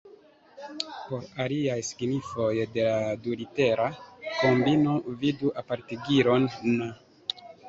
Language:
Esperanto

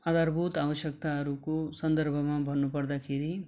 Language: Nepali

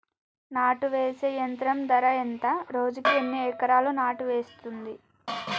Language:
Telugu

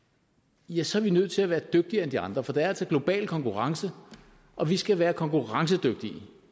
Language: Danish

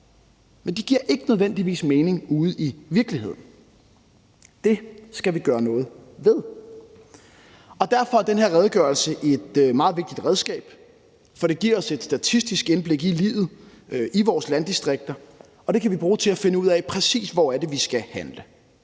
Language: Danish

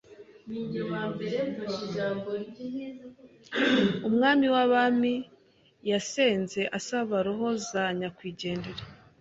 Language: Kinyarwanda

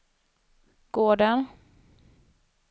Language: Swedish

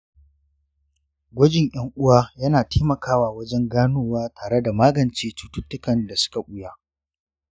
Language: Hausa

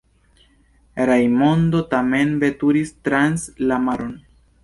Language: Esperanto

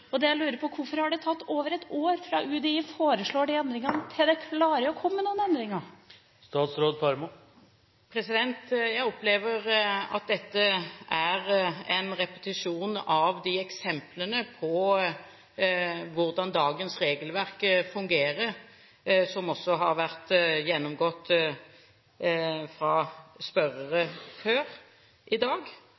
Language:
Norwegian Bokmål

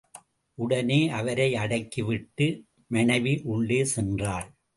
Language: Tamil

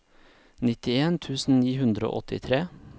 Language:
Norwegian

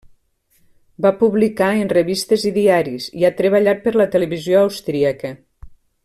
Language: Catalan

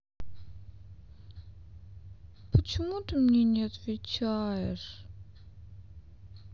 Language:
Russian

